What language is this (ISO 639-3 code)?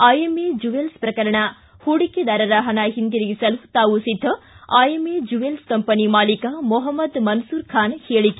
kan